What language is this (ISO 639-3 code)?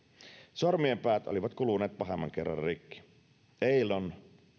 fin